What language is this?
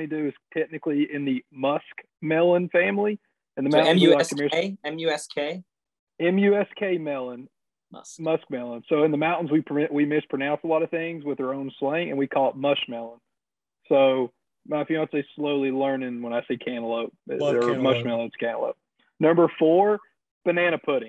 English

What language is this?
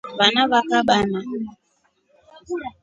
Rombo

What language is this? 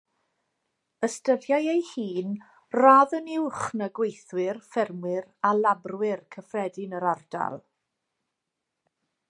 Welsh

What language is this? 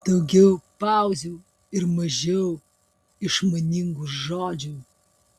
Lithuanian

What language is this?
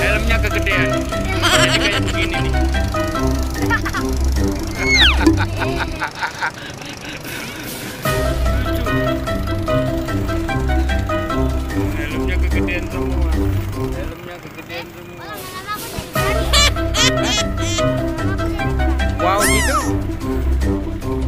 Indonesian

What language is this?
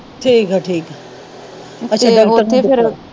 Punjabi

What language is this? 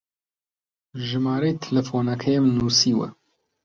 Central Kurdish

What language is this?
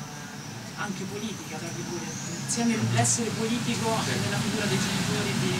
Italian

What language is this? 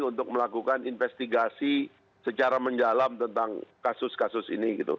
Indonesian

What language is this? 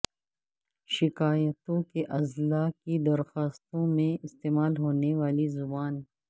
Urdu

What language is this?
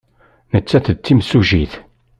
Kabyle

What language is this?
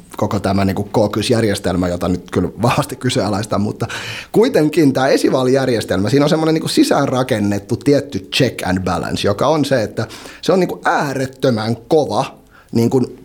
Finnish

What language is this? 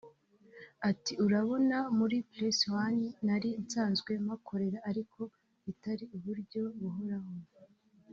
Kinyarwanda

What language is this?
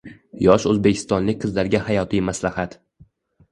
Uzbek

